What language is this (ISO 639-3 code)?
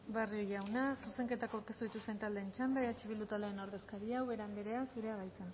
eus